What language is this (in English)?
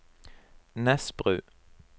Norwegian